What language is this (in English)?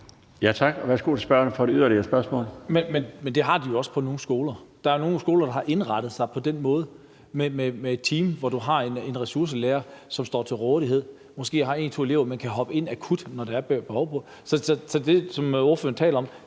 Danish